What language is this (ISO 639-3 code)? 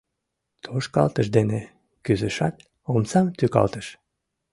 chm